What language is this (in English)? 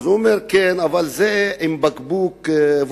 Hebrew